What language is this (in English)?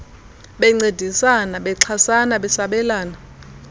Xhosa